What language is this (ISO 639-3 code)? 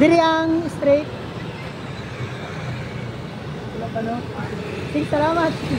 fil